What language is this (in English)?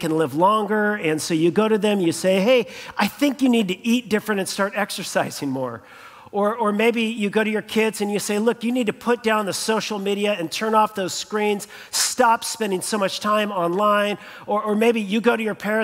English